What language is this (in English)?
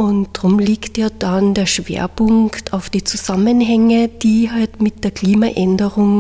German